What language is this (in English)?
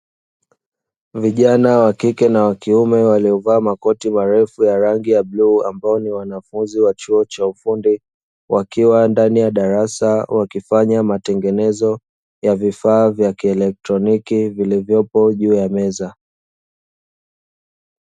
Swahili